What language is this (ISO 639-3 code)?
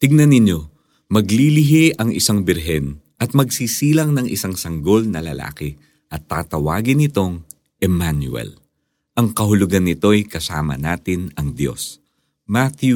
fil